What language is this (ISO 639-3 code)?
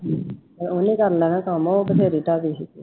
pan